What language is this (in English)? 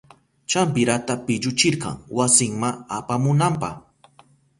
Southern Pastaza Quechua